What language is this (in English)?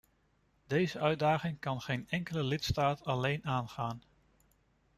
Dutch